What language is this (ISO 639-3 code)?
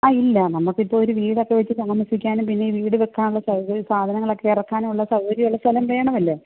mal